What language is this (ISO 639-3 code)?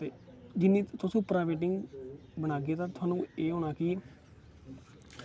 doi